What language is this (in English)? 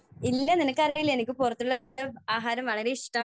Malayalam